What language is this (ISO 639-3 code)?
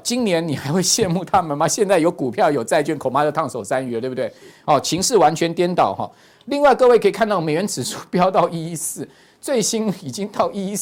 zho